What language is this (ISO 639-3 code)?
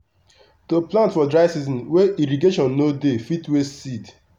pcm